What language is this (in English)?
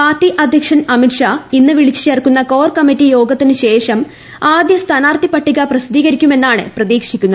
Malayalam